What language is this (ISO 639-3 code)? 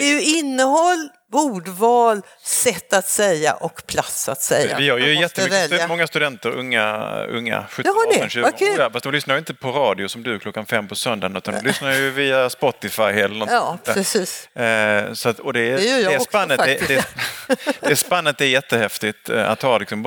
swe